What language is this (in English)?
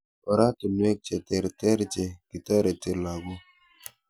Kalenjin